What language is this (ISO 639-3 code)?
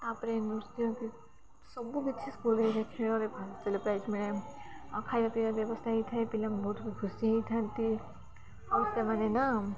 ori